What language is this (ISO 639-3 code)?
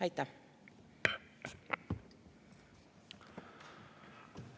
est